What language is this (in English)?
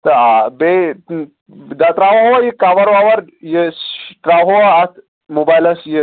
Kashmiri